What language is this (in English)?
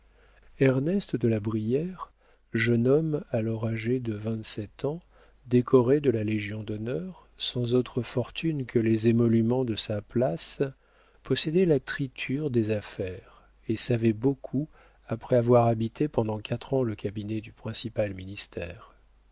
French